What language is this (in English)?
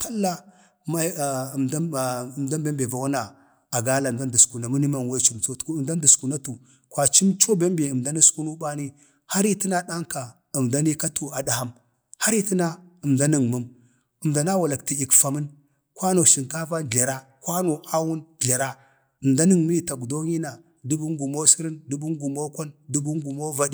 Bade